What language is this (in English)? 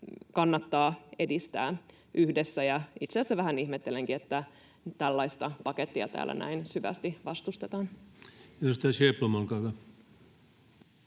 Finnish